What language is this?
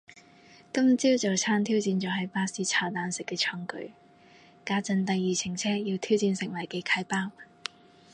Cantonese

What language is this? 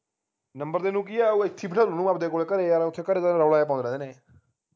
Punjabi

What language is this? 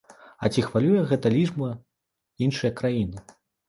Belarusian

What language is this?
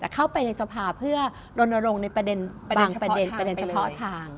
Thai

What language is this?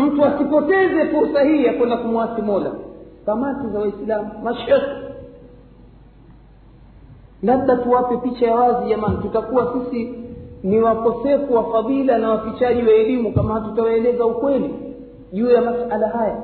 Swahili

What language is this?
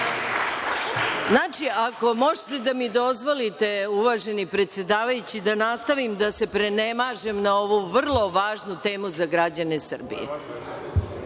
Serbian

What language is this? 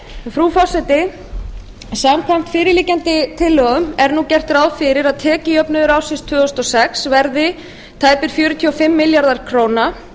Icelandic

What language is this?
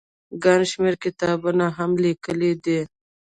Pashto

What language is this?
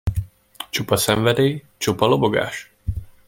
Hungarian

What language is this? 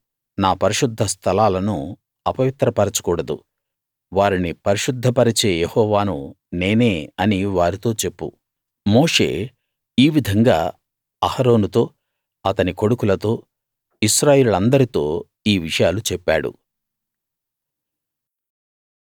Telugu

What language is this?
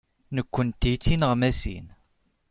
Kabyle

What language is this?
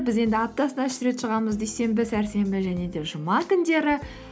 Kazakh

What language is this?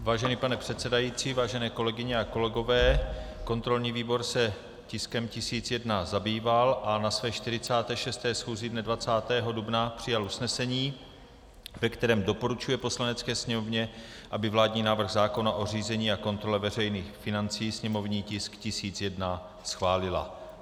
Czech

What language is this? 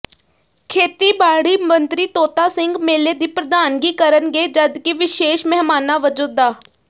Punjabi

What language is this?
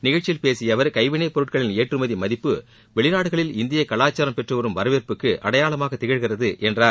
Tamil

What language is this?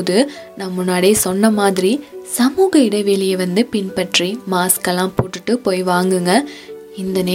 Tamil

